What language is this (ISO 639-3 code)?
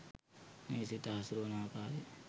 sin